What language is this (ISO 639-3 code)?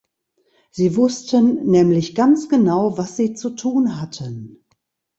deu